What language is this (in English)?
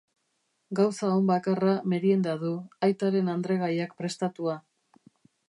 Basque